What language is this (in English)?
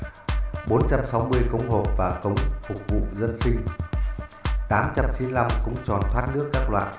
Vietnamese